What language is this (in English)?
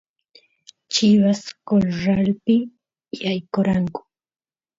Santiago del Estero Quichua